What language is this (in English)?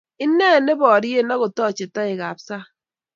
Kalenjin